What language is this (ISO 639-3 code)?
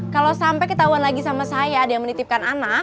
ind